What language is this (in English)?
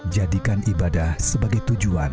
Indonesian